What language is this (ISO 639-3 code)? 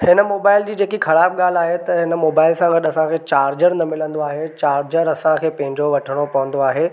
snd